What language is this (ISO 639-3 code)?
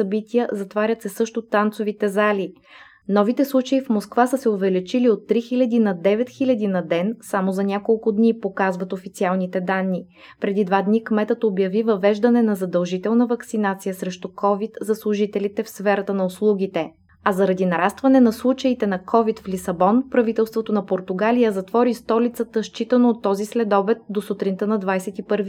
bul